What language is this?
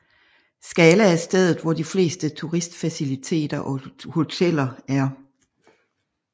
Danish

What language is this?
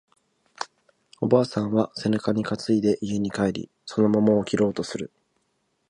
Japanese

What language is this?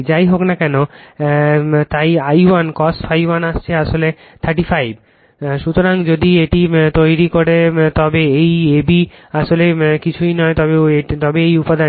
Bangla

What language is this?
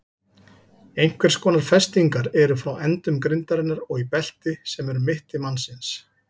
Icelandic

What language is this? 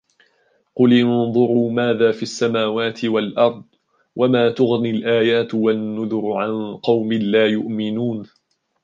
Arabic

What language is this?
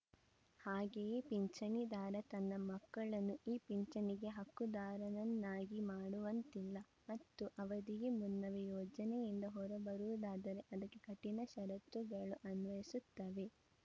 Kannada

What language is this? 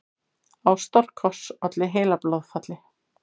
Icelandic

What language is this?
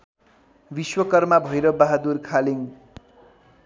Nepali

